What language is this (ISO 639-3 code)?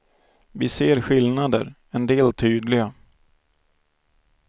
swe